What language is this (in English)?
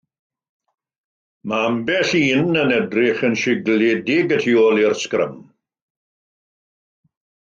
Welsh